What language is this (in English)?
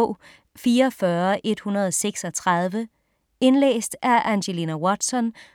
Danish